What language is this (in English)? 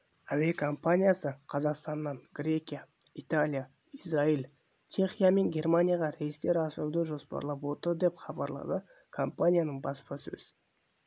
Kazakh